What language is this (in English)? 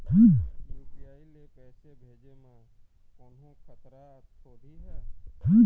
Chhattisgarhi